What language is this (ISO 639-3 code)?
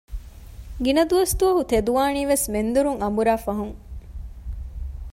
div